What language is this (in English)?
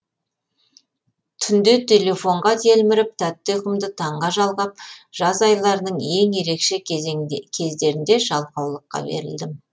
Kazakh